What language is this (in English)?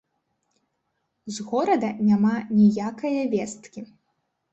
Belarusian